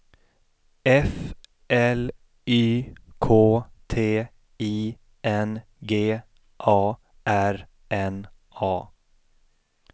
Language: Swedish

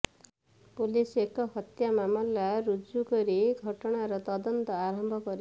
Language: Odia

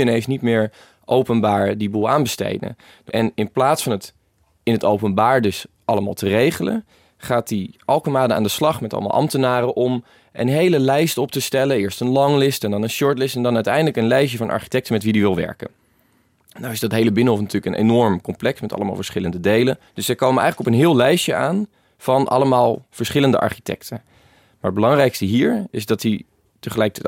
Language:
Dutch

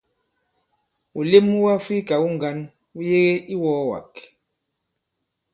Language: Bankon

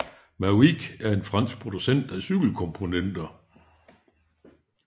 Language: Danish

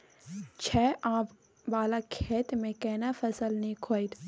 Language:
Maithili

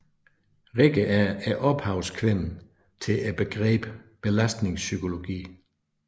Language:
Danish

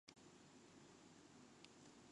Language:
Japanese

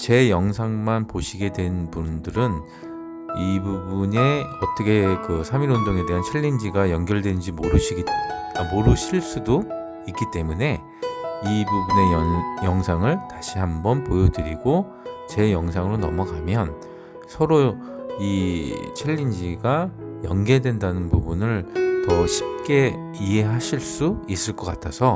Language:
Korean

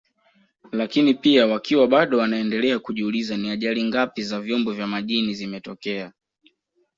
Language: Swahili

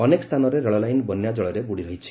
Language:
Odia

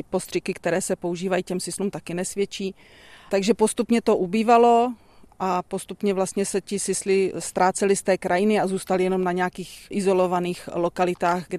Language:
Czech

